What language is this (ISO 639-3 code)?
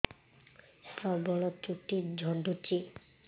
ori